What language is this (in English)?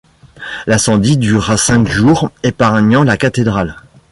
French